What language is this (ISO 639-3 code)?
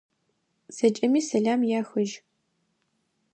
ady